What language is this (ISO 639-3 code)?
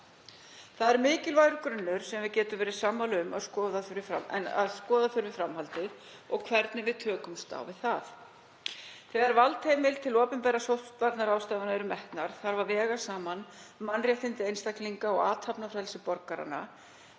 isl